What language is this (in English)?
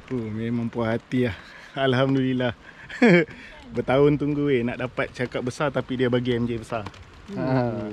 Malay